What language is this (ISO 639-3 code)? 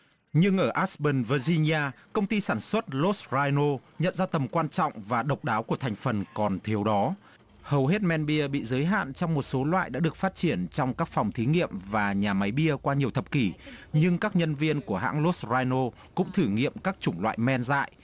vie